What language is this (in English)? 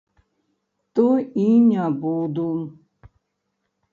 Belarusian